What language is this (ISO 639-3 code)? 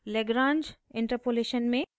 hin